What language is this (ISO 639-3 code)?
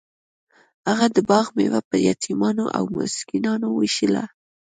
pus